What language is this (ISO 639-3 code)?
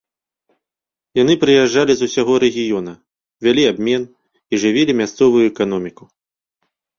bel